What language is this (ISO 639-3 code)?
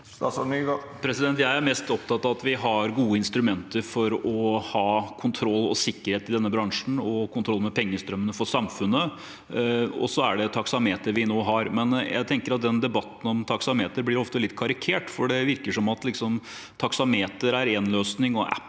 nor